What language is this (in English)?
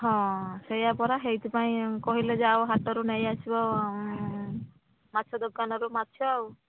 Odia